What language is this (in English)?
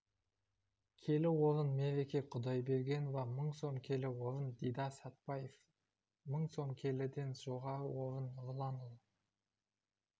Kazakh